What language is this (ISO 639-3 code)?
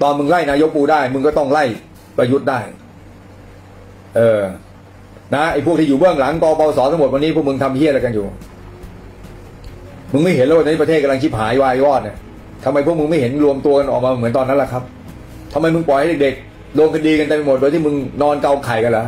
tha